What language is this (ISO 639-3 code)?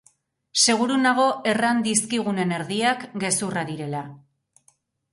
eus